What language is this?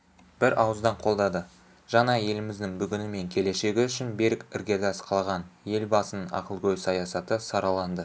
Kazakh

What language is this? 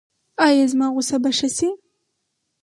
Pashto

